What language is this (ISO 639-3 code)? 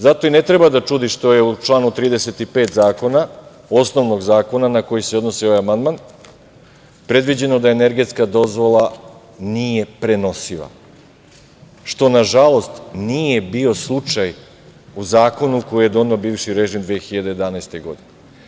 srp